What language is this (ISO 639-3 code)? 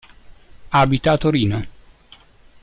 ita